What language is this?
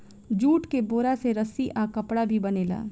Bhojpuri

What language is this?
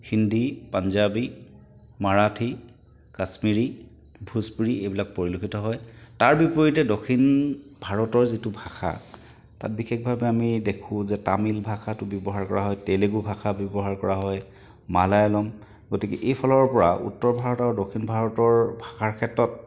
Assamese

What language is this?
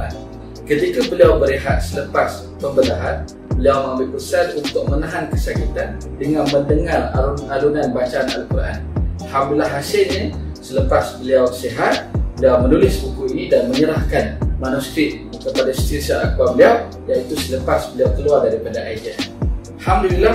Malay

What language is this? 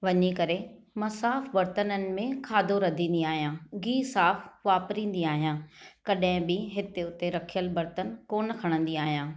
Sindhi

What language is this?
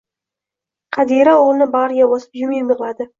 Uzbek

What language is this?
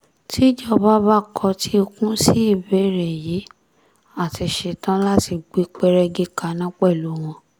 Yoruba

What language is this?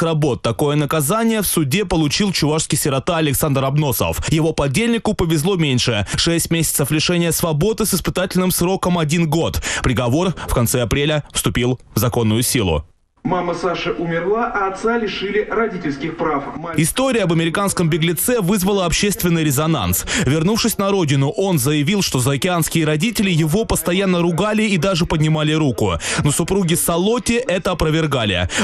Russian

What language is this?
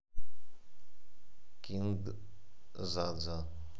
Russian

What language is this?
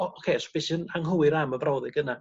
Welsh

